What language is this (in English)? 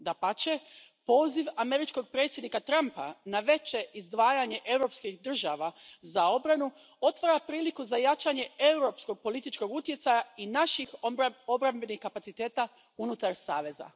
Croatian